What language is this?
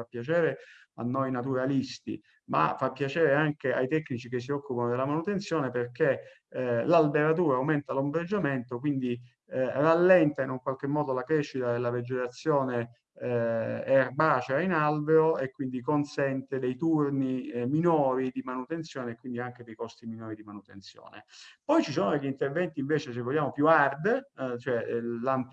Italian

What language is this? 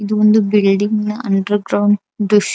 Kannada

